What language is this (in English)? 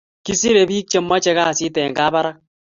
Kalenjin